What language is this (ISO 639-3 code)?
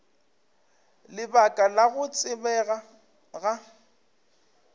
nso